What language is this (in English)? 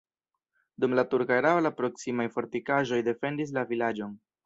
Esperanto